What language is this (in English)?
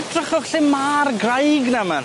Welsh